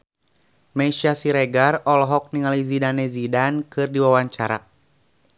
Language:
Sundanese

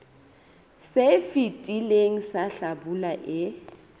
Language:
Southern Sotho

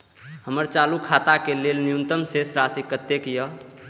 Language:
Maithili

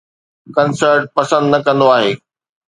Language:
Sindhi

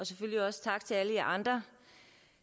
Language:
Danish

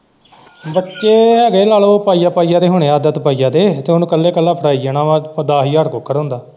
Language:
Punjabi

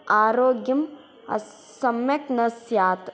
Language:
Sanskrit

